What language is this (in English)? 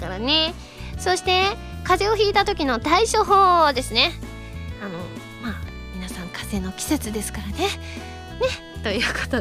Japanese